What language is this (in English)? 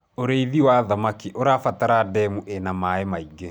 Kikuyu